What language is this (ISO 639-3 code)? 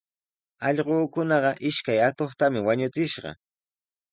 qws